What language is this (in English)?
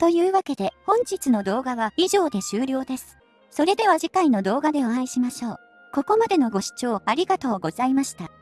Japanese